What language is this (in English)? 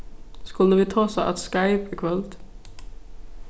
Faroese